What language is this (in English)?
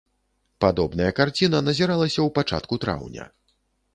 Belarusian